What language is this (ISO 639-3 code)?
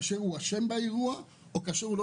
heb